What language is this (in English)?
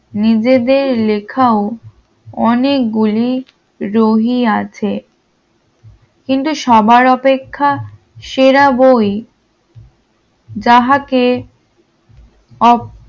Bangla